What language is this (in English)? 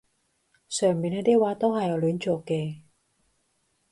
Cantonese